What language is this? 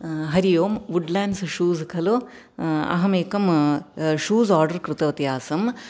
Sanskrit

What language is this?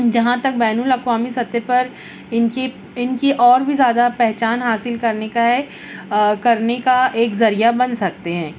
Urdu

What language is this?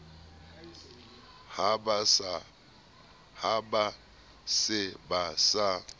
Southern Sotho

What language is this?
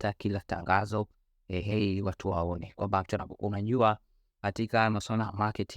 Swahili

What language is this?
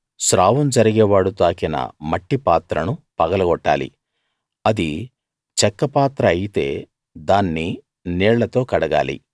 Telugu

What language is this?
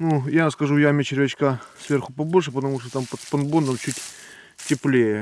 Russian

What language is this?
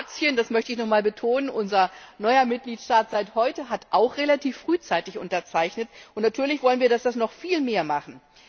German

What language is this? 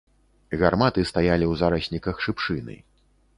Belarusian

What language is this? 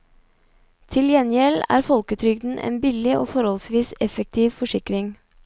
Norwegian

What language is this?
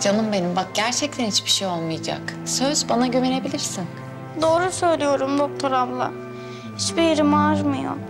Turkish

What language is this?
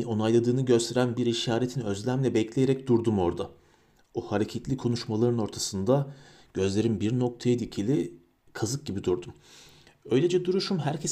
Turkish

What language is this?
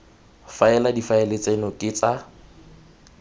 Tswana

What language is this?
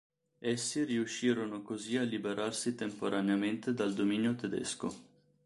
Italian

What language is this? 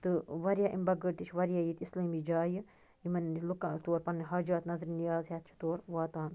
Kashmiri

